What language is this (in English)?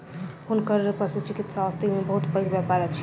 Maithili